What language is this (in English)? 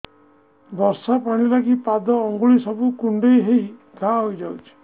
Odia